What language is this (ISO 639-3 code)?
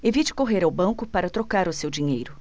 por